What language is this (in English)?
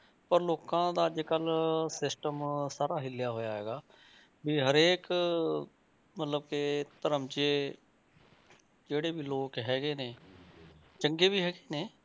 Punjabi